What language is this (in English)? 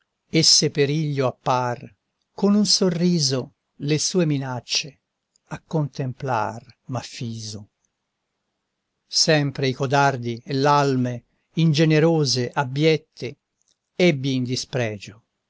Italian